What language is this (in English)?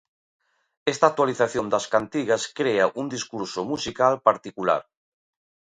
Galician